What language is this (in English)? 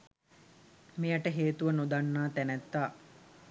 Sinhala